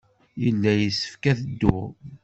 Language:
Kabyle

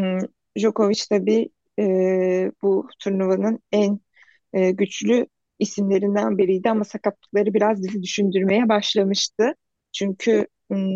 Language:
Turkish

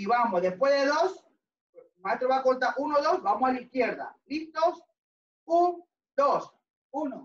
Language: Spanish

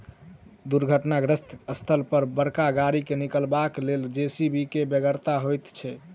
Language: Maithili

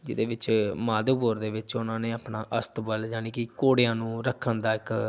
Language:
Punjabi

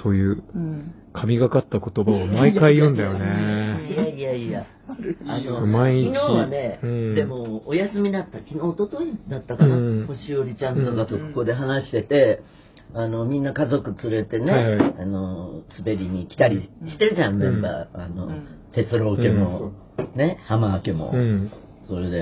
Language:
Japanese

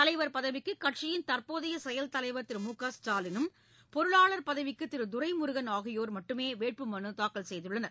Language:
Tamil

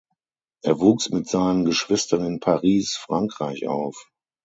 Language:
German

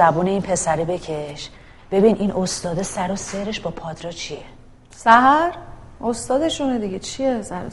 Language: Persian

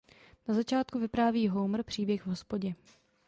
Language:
Czech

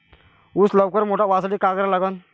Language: Marathi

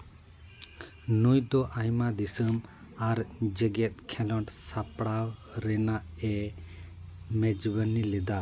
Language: Santali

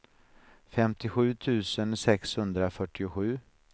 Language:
Swedish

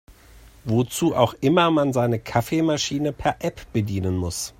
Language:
German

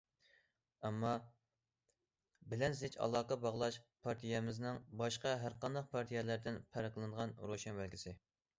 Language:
Uyghur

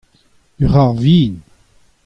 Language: Breton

